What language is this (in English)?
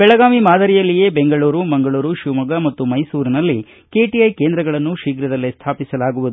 Kannada